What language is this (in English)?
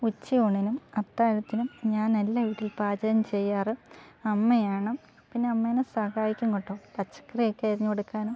Malayalam